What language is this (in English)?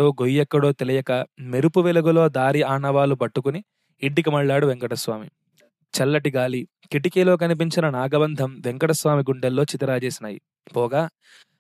Telugu